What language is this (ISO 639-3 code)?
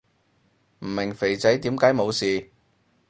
yue